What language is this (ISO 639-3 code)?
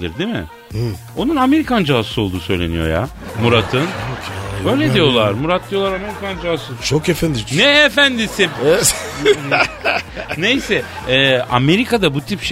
tur